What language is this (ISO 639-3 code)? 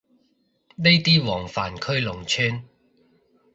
yue